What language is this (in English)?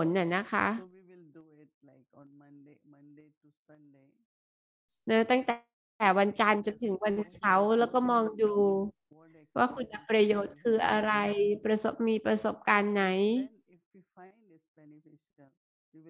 Thai